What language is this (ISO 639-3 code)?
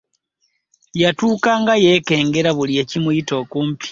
lug